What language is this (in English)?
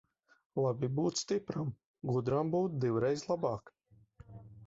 Latvian